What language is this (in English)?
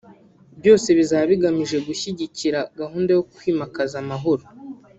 Kinyarwanda